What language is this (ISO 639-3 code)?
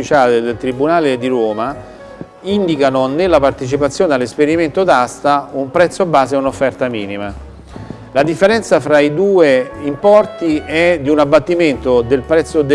ita